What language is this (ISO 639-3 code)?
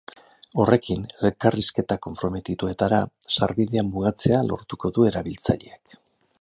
eus